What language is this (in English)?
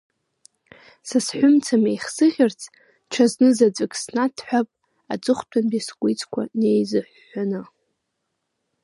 Abkhazian